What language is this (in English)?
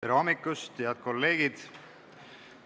Estonian